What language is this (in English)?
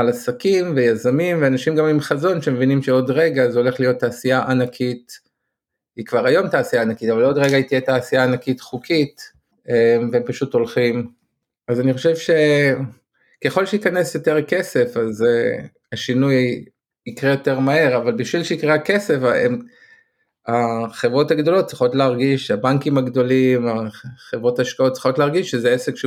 Hebrew